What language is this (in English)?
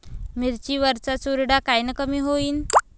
Marathi